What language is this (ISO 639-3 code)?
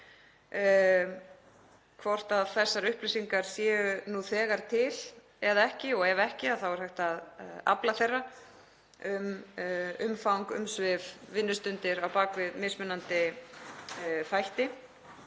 isl